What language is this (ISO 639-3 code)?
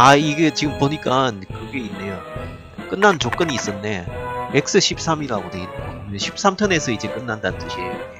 kor